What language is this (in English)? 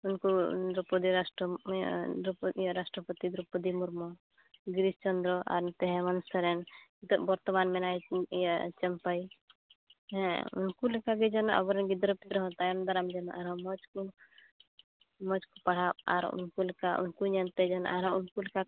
Santali